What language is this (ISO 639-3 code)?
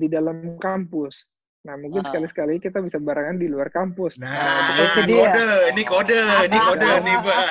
ind